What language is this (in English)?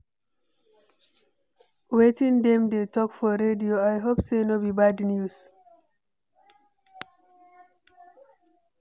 Nigerian Pidgin